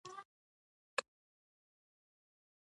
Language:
Pashto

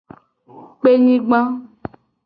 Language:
Gen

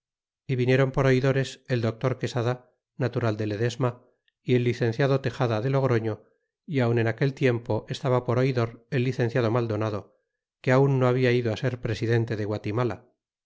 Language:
Spanish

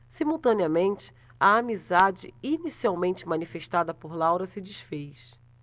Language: Portuguese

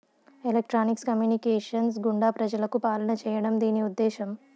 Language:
Telugu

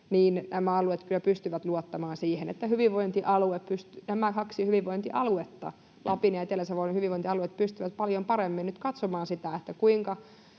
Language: Finnish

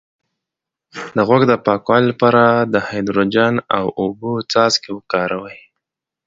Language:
Pashto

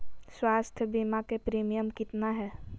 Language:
Magahi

